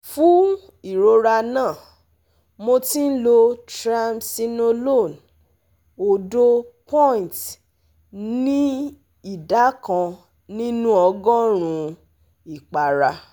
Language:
Yoruba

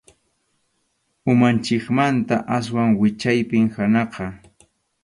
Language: Arequipa-La Unión Quechua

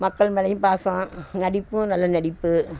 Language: Tamil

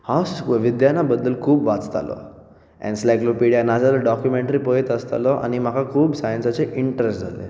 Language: Konkani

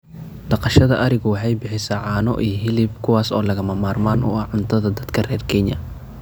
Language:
Somali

